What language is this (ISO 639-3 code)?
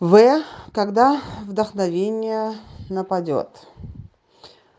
rus